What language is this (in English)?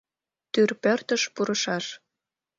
Mari